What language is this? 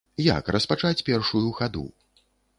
Belarusian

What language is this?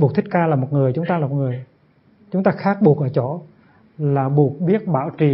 Vietnamese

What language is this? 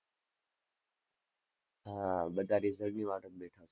Gujarati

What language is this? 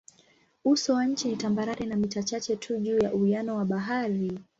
Swahili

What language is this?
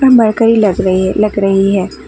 Hindi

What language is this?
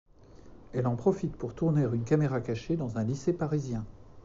French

